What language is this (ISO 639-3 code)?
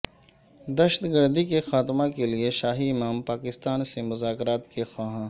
urd